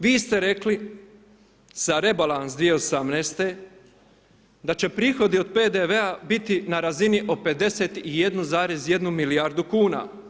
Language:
Croatian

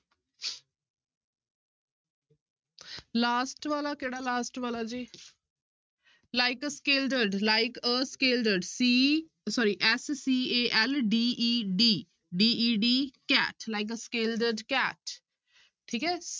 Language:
Punjabi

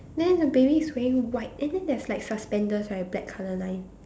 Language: English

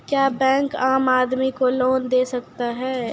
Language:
Maithili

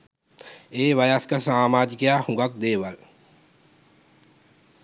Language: Sinhala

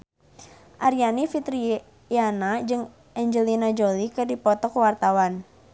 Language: Sundanese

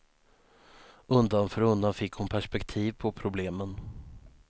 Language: Swedish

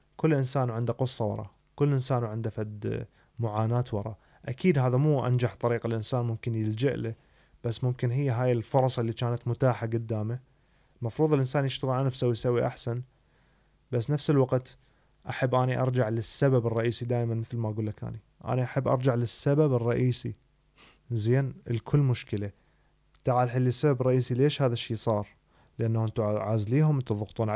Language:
Arabic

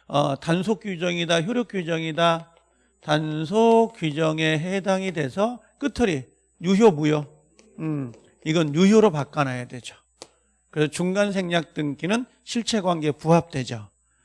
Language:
Korean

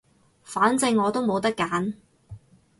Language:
Cantonese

